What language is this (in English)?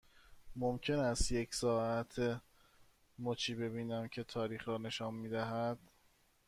Persian